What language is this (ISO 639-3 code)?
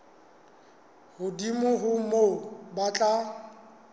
sot